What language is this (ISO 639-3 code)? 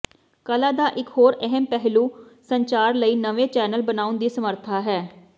pan